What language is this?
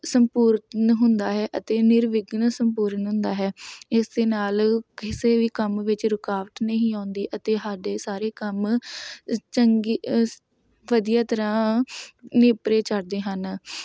Punjabi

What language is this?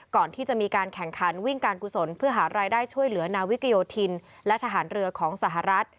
Thai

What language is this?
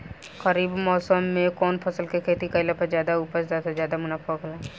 Bhojpuri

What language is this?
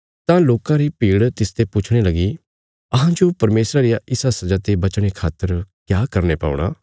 Bilaspuri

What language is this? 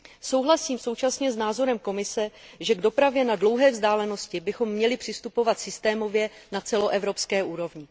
Czech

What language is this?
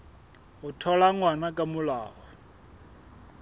Southern Sotho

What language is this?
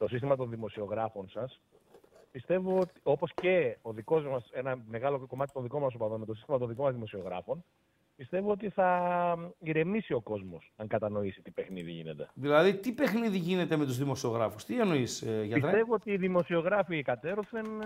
Greek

